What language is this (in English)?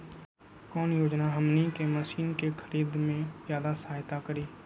Magahi